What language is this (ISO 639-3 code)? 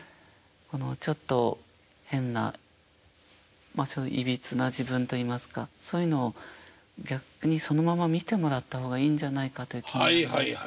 jpn